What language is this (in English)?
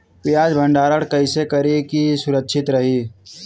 Bhojpuri